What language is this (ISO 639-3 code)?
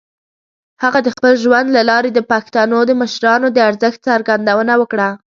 pus